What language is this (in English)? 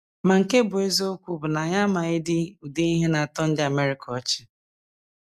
Igbo